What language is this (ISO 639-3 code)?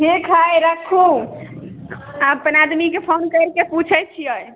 mai